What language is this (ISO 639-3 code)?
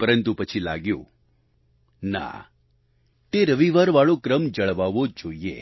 guj